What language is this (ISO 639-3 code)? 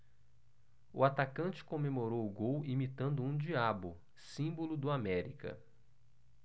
por